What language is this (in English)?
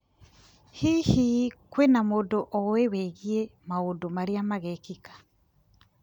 Kikuyu